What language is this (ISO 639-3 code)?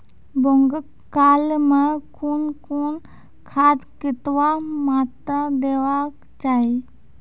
mai